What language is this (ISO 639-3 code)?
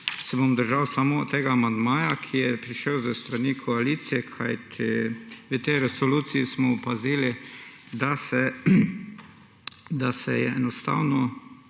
slv